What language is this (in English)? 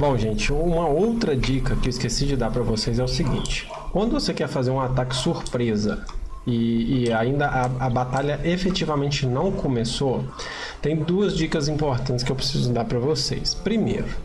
Portuguese